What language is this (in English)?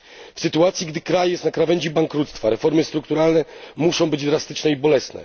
Polish